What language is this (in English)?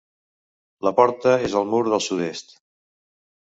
Catalan